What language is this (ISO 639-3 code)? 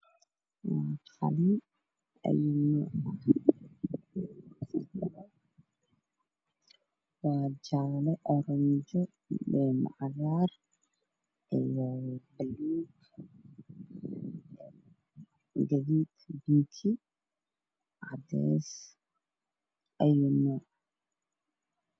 som